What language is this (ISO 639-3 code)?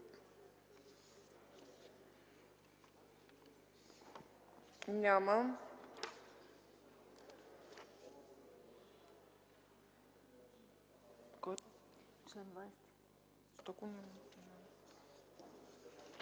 bul